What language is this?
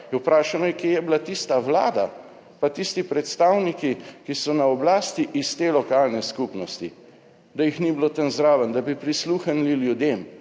Slovenian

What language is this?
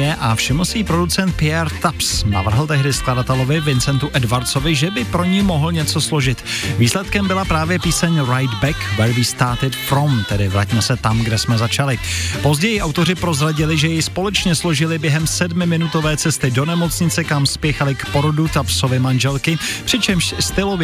Czech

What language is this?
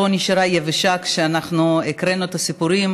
Hebrew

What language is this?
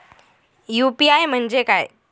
Marathi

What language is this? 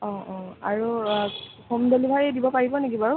Assamese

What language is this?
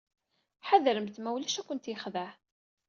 Kabyle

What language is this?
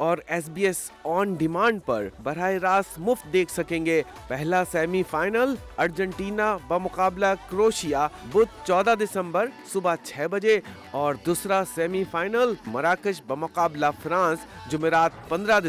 Urdu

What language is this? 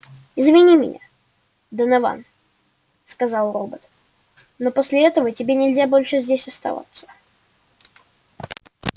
Russian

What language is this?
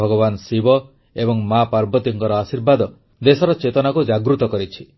Odia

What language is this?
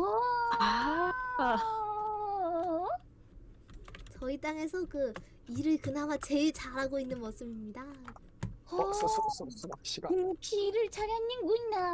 Korean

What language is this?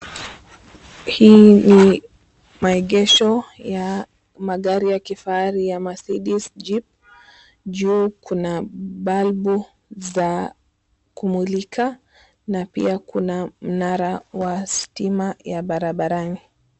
Swahili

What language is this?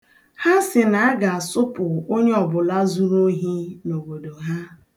Igbo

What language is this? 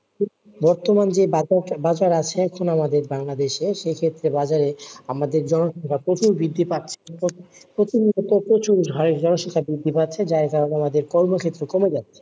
Bangla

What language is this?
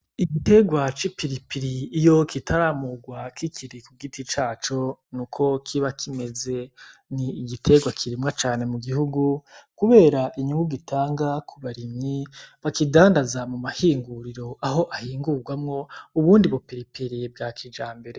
Rundi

